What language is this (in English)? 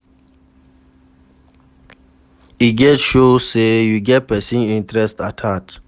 Nigerian Pidgin